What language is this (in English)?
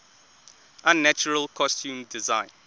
English